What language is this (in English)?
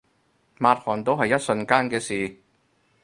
Cantonese